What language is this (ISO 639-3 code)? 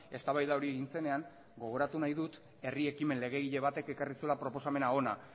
eus